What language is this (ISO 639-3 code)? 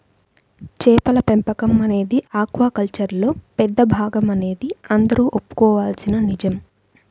tel